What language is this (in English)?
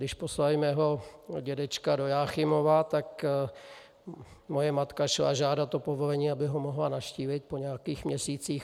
Czech